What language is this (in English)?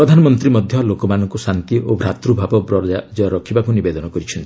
Odia